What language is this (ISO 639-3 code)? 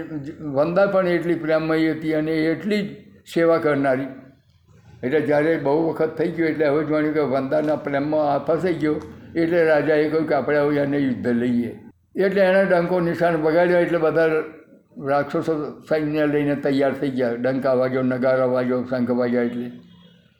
guj